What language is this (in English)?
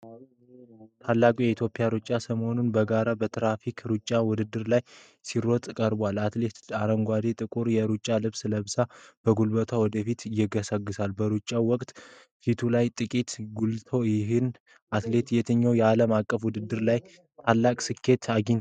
Amharic